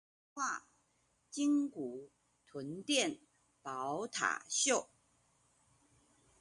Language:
Chinese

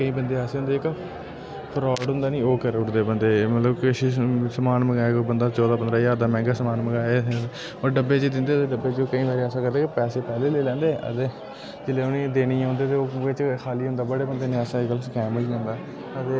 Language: Dogri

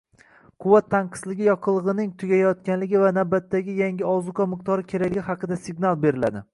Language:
Uzbek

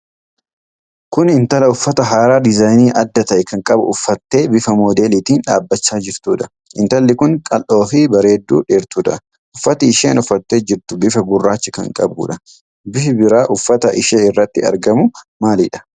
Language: Oromo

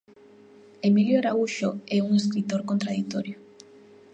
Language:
Galician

